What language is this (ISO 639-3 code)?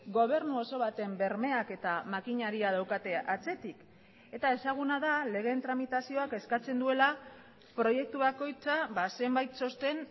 eus